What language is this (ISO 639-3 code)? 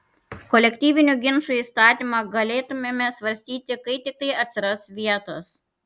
lit